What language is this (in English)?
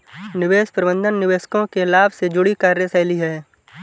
Hindi